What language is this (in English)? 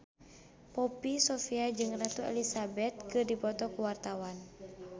Sundanese